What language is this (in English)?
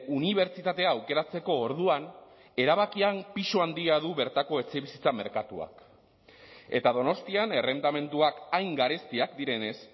Basque